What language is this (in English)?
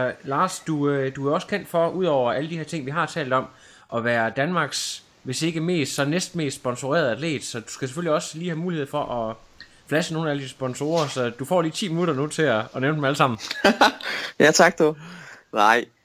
Danish